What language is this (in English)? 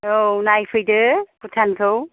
Bodo